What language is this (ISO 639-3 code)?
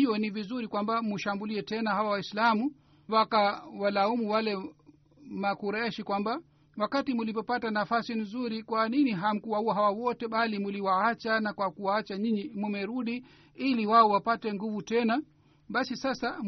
swa